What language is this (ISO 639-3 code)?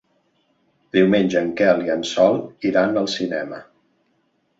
cat